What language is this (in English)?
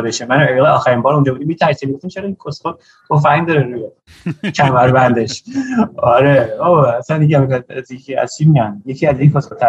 Persian